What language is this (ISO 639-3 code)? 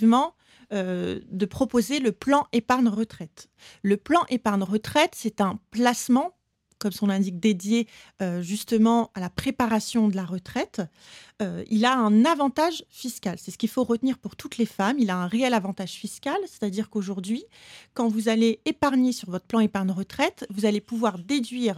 fra